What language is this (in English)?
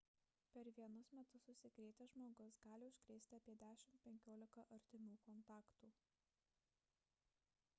Lithuanian